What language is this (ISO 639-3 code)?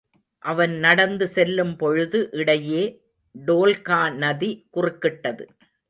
tam